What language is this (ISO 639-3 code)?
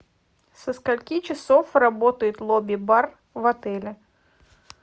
rus